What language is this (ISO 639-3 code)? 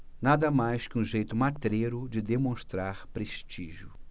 por